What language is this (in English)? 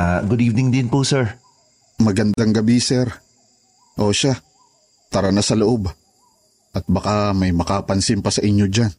Filipino